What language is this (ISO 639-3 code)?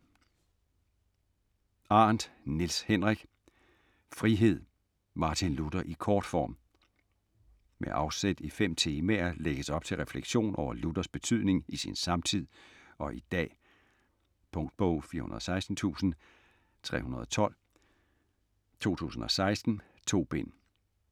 dan